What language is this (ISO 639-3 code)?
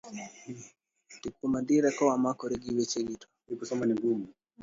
luo